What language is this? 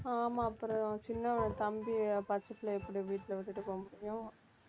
Tamil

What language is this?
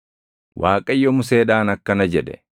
Oromo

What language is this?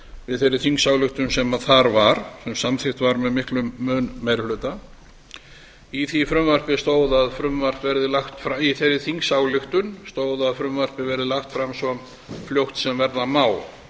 Icelandic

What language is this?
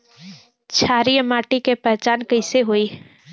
Bhojpuri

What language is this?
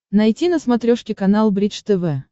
Russian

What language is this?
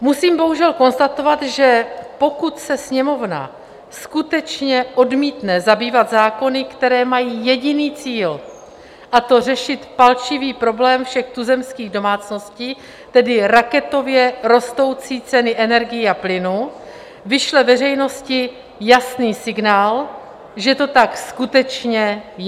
Czech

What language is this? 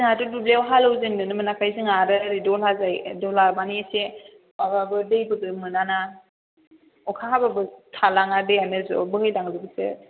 Bodo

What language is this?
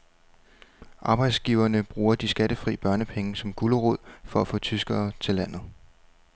Danish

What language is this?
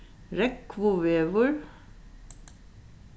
Faroese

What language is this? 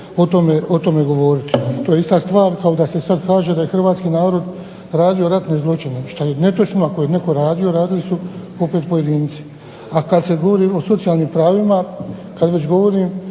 Croatian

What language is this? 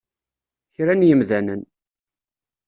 Kabyle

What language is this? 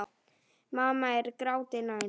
Icelandic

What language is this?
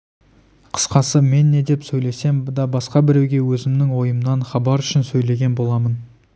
Kazakh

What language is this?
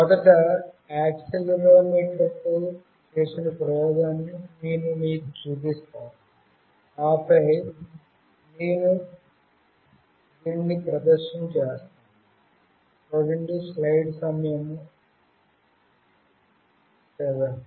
Telugu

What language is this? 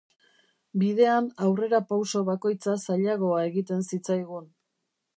Basque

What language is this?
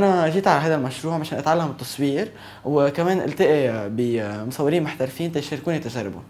Arabic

